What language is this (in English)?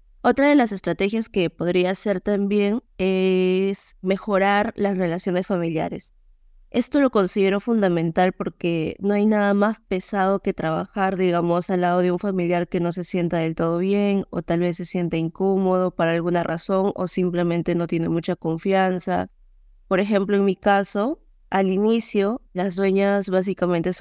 Spanish